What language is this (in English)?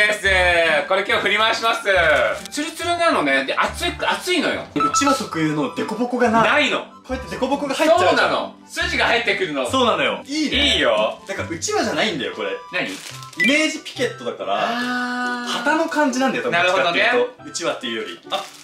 Japanese